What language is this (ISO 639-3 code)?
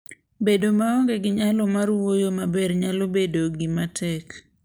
luo